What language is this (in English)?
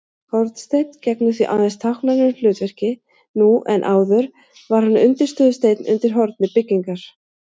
Icelandic